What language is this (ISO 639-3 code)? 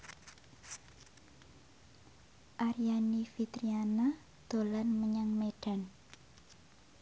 jav